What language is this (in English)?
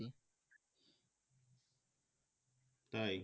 Bangla